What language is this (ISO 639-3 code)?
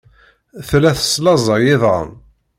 kab